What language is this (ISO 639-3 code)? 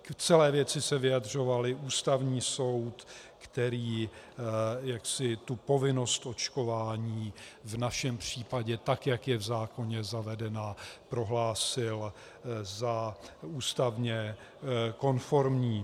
ces